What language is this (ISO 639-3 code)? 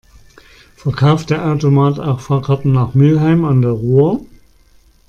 deu